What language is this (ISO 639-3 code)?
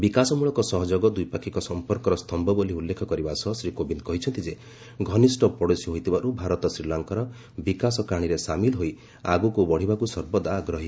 ori